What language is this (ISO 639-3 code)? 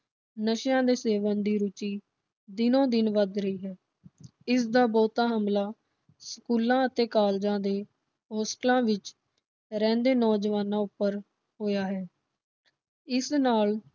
pan